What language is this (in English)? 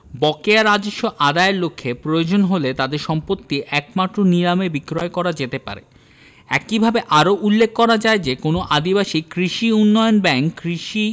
Bangla